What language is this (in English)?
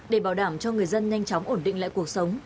Vietnamese